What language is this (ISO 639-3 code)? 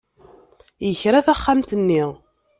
kab